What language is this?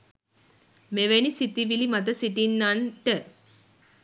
Sinhala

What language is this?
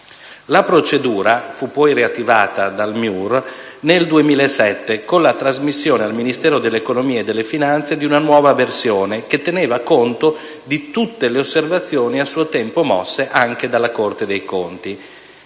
Italian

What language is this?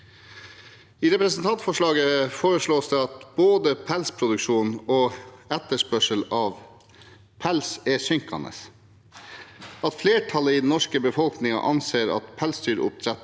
Norwegian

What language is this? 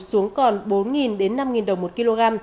Vietnamese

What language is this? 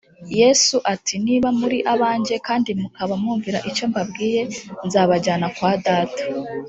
Kinyarwanda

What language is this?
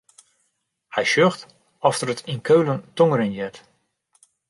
Western Frisian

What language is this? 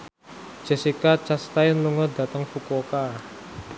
Javanese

